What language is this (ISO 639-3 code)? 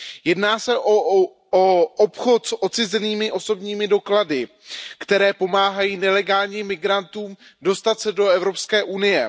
ces